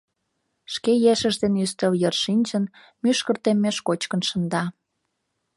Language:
Mari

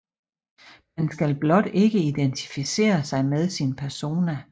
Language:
Danish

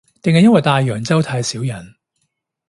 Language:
Cantonese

